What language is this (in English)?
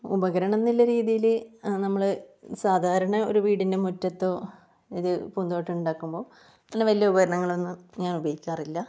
Malayalam